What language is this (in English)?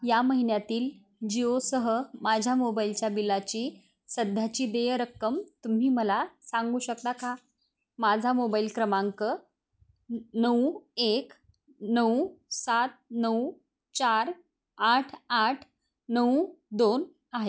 Marathi